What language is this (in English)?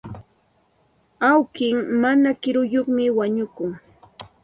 Santa Ana de Tusi Pasco Quechua